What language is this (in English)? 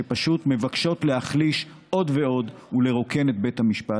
Hebrew